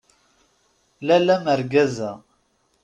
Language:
Kabyle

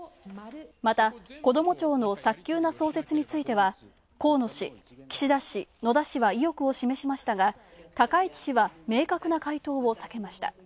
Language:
Japanese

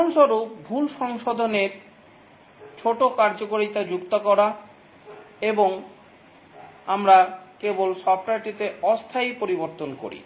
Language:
Bangla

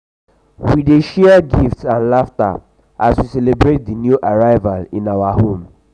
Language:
Nigerian Pidgin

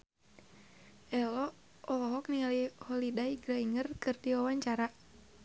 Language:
Sundanese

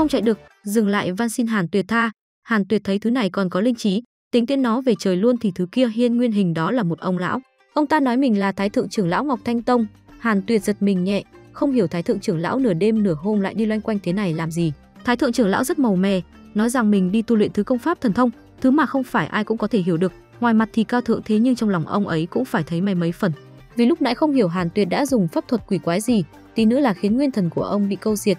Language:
Vietnamese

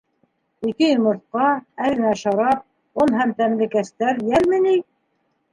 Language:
Bashkir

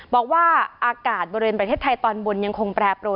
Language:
Thai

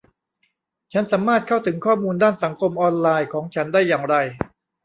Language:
Thai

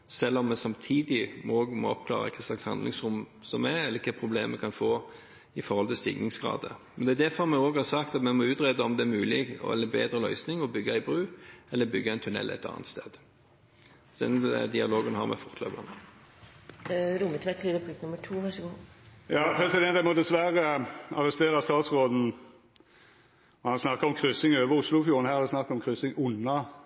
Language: Norwegian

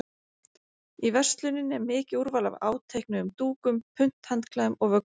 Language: Icelandic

